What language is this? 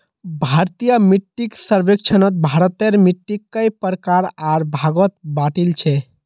Magahi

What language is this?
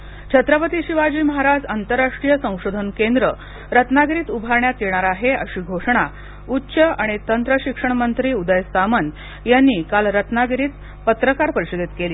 Marathi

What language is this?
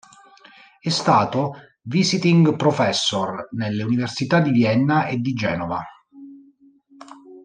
Italian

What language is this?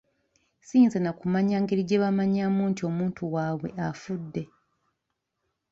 Ganda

